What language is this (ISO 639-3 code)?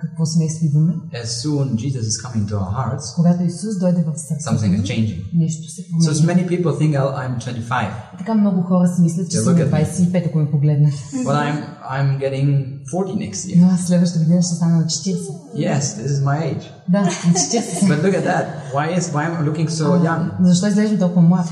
bul